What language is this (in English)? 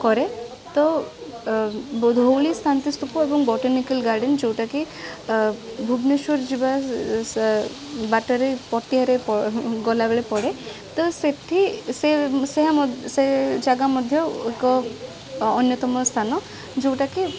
Odia